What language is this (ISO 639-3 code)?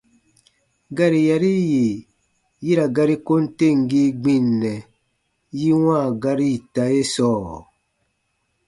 bba